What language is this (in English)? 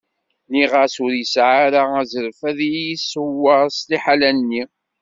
Kabyle